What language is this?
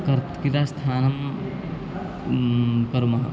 Sanskrit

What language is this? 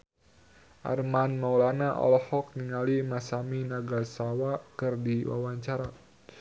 Sundanese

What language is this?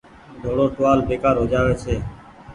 Goaria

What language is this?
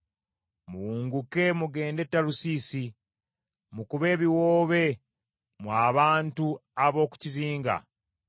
Ganda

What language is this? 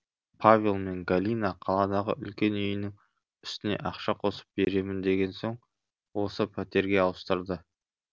Kazakh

